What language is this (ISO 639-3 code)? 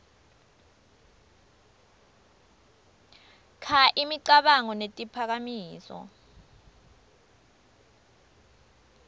ssw